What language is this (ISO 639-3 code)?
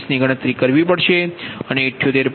guj